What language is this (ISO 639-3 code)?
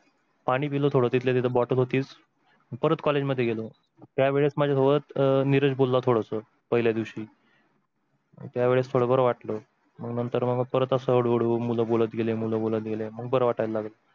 mar